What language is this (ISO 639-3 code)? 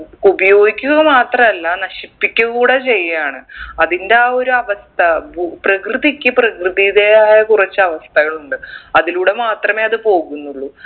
mal